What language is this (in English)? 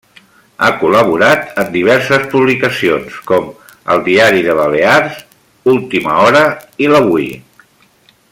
Catalan